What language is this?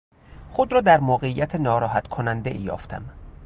Persian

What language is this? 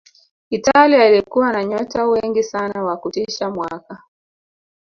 Swahili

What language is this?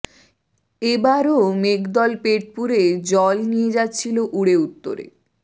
Bangla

